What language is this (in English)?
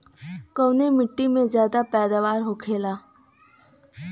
Bhojpuri